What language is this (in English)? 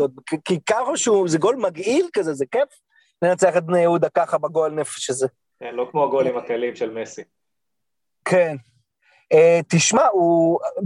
Hebrew